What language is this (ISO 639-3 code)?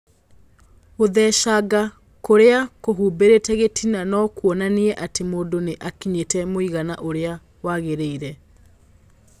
kik